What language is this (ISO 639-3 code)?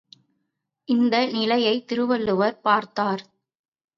tam